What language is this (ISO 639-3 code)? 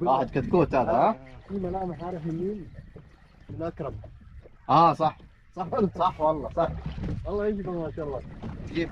ara